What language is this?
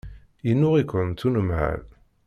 Kabyle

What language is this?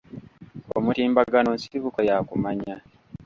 Ganda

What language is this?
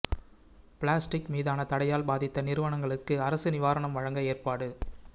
Tamil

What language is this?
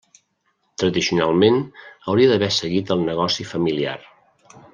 Catalan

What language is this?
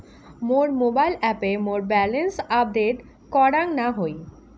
Bangla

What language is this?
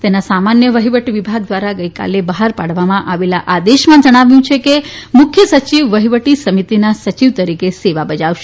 Gujarati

